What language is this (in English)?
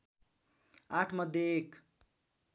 Nepali